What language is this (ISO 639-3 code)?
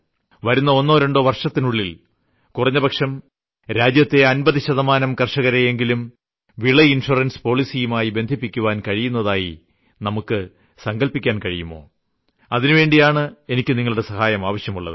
mal